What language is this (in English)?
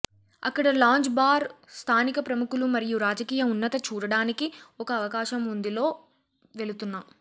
Telugu